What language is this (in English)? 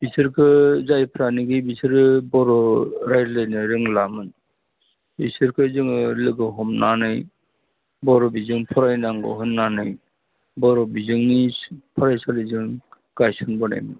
Bodo